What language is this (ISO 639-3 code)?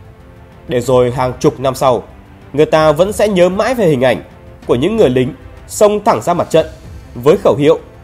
vie